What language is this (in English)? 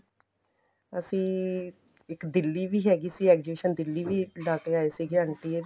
Punjabi